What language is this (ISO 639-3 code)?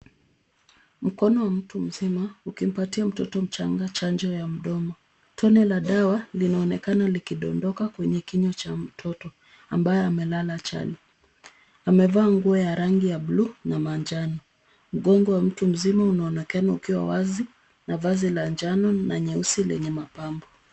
swa